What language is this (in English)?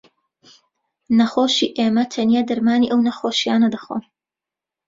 Central Kurdish